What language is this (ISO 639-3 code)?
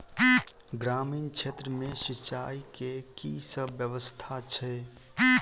mai